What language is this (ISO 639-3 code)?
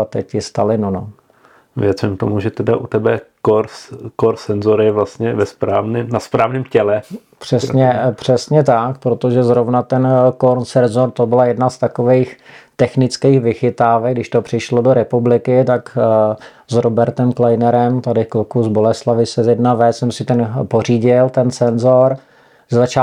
ces